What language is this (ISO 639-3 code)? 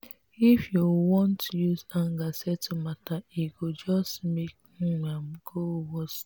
pcm